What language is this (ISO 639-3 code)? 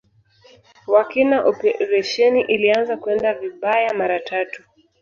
swa